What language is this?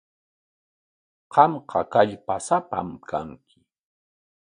Corongo Ancash Quechua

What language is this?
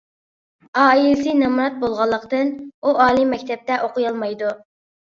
Uyghur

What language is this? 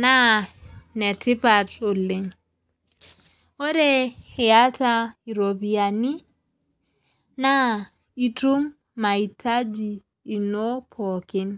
Masai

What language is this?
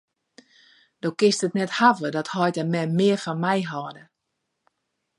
Western Frisian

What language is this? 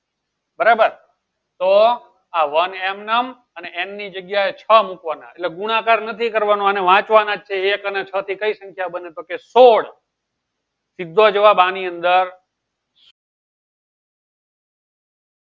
Gujarati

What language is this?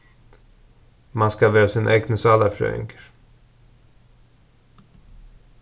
Faroese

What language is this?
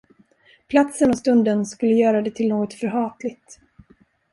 Swedish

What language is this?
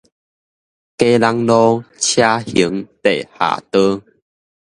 Min Nan Chinese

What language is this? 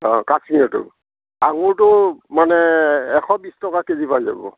Assamese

